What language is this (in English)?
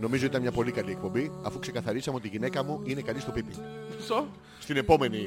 Greek